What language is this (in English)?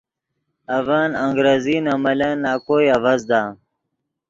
Yidgha